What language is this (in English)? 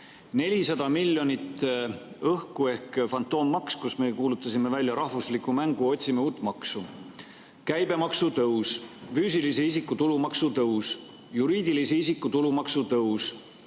Estonian